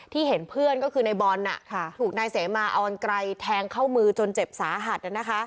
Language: Thai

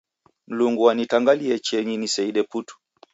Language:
Taita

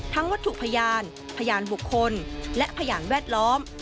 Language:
Thai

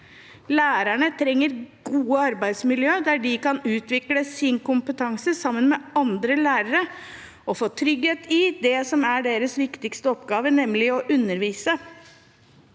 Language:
Norwegian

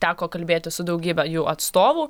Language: Lithuanian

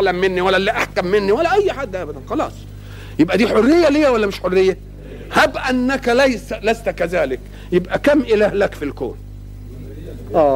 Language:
Arabic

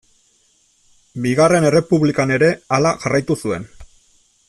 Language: Basque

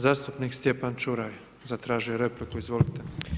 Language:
Croatian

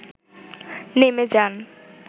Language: Bangla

